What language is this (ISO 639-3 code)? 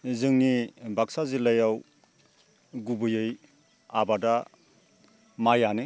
brx